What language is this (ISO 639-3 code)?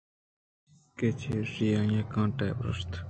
bgp